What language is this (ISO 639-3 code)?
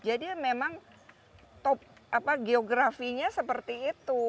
ind